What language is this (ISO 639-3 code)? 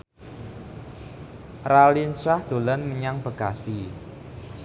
jav